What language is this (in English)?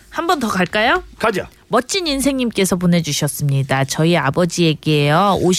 Korean